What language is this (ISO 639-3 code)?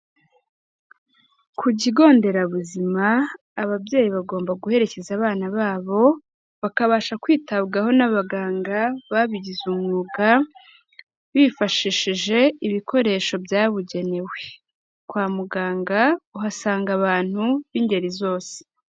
kin